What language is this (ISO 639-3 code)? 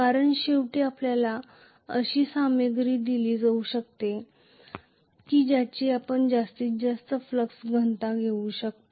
mar